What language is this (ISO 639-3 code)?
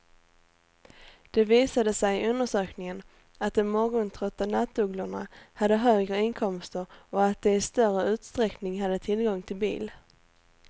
swe